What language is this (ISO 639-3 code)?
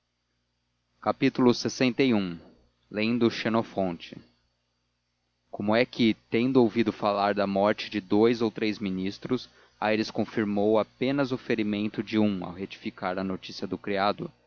por